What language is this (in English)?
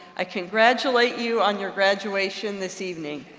English